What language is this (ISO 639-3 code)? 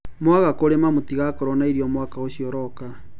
kik